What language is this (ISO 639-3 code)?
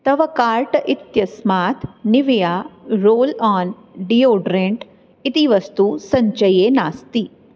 san